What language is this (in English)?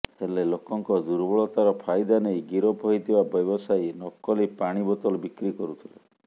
Odia